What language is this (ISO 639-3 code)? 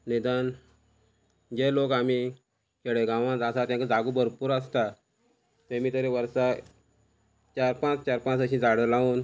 kok